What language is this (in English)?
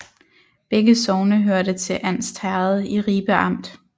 Danish